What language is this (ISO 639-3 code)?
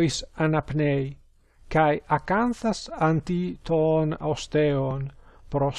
ell